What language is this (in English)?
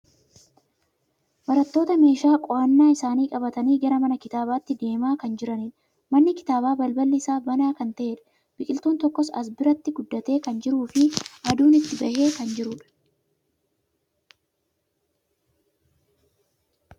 Oromo